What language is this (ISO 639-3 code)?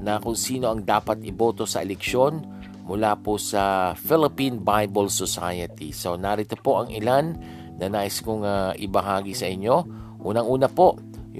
fil